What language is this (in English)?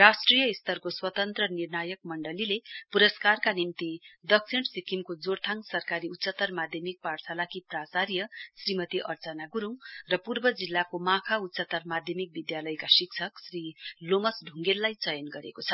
Nepali